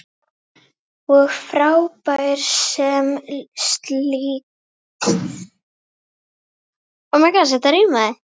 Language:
Icelandic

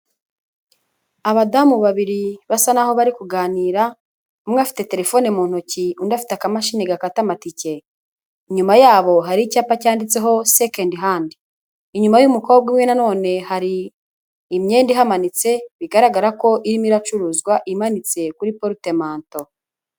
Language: Kinyarwanda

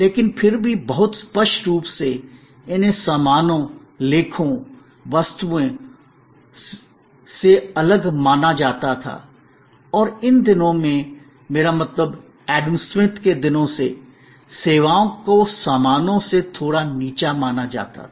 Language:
Hindi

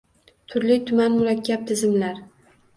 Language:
Uzbek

